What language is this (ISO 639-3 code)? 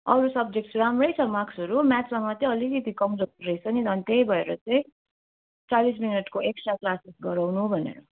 nep